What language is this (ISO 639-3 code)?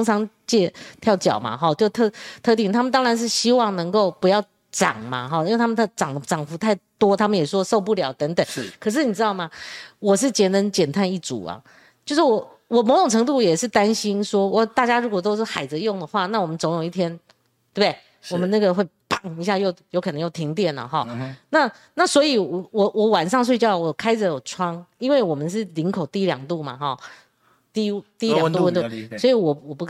zho